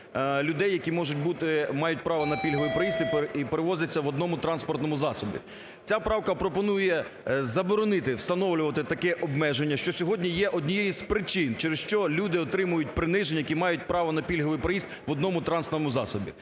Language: Ukrainian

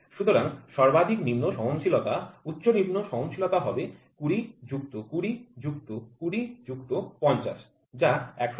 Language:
Bangla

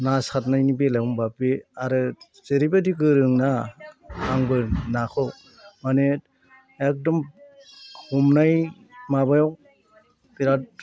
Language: Bodo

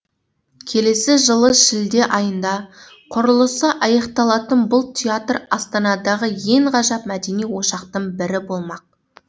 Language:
Kazakh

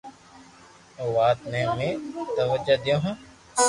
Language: Loarki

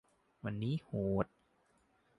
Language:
Thai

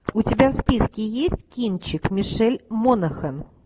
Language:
Russian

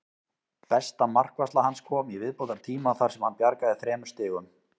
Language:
Icelandic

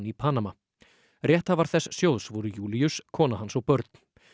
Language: Icelandic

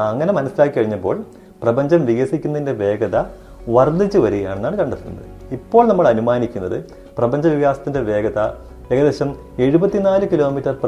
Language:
Malayalam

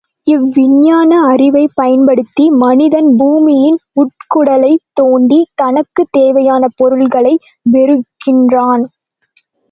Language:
Tamil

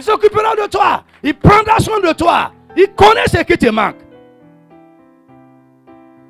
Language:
French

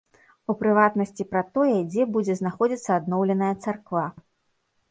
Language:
Belarusian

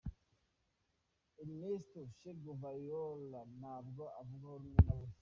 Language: Kinyarwanda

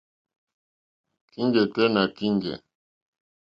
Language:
Mokpwe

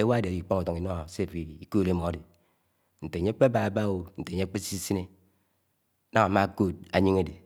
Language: Anaang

